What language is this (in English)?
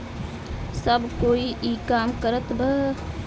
Bhojpuri